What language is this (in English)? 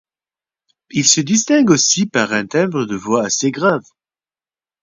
French